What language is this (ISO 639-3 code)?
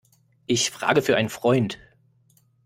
deu